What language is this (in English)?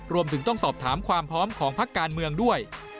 Thai